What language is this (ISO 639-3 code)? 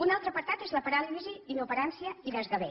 cat